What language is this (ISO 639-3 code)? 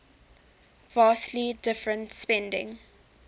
eng